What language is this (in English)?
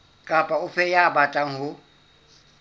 Southern Sotho